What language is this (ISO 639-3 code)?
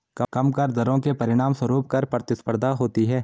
hin